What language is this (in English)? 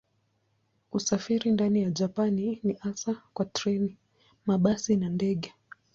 Swahili